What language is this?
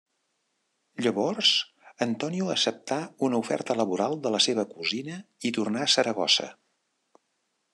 Catalan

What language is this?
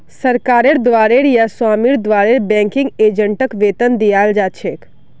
Magahi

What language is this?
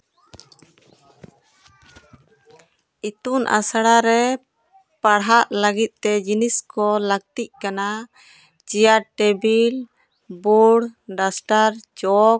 Santali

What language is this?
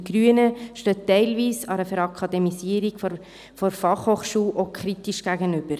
Swiss German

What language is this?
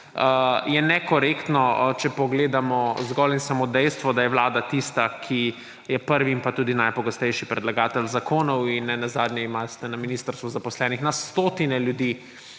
Slovenian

